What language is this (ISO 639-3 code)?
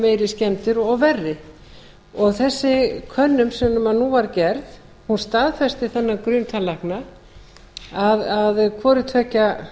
isl